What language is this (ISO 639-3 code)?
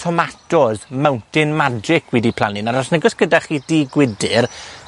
cym